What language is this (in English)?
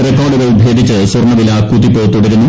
Malayalam